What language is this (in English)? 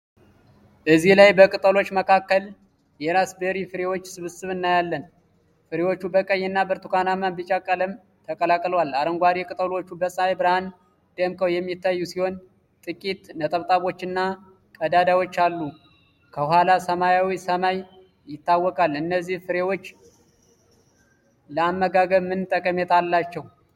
Amharic